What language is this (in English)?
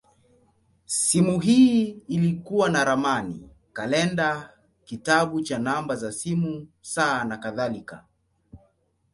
Swahili